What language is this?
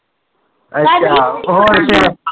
Punjabi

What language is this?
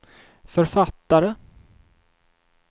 Swedish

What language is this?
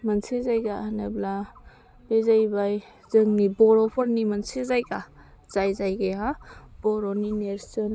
Bodo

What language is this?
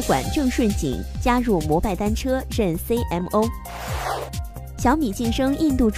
Chinese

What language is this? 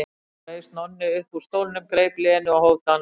Icelandic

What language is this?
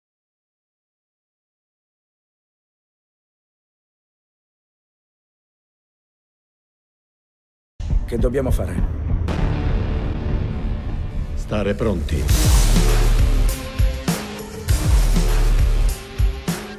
Italian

